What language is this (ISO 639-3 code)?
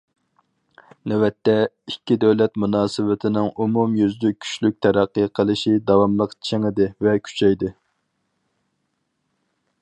uig